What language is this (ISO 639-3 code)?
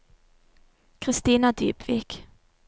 nor